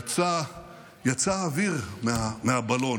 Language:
Hebrew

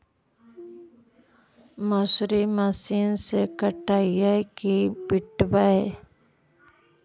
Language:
Magahi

